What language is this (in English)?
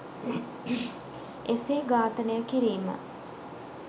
Sinhala